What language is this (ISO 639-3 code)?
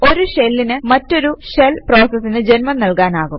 mal